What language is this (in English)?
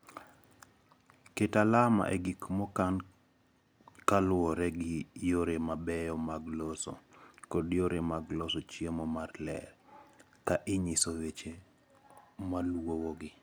Luo (Kenya and Tanzania)